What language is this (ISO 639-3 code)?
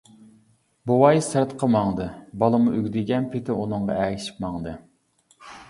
uig